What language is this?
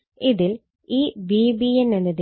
Malayalam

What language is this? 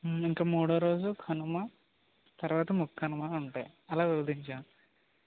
Telugu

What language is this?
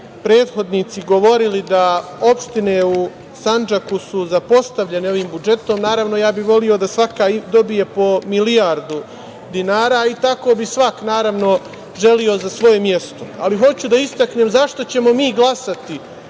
Serbian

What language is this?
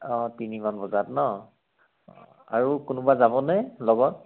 Assamese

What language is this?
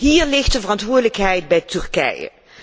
Dutch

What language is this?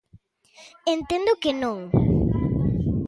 Galician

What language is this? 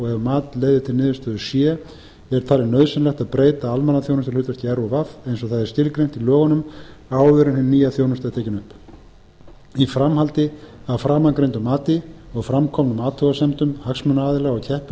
Icelandic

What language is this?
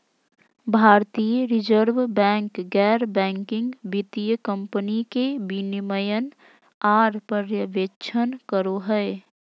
Magahi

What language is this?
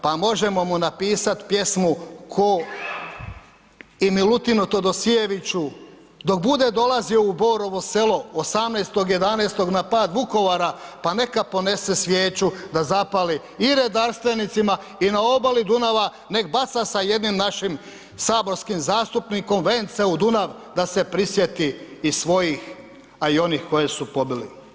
Croatian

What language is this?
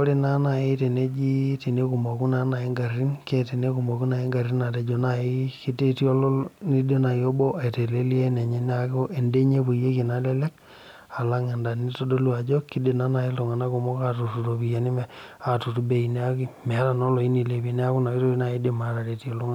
Masai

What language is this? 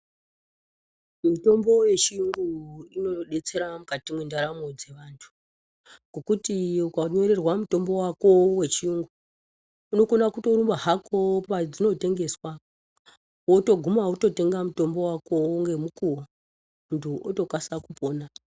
Ndau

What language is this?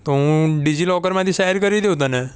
Gujarati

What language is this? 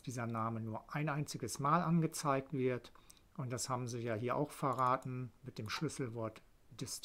German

